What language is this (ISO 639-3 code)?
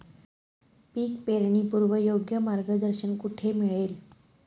mar